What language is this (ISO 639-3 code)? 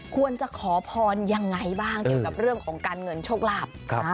tha